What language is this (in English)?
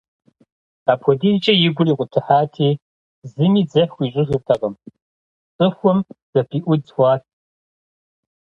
Kabardian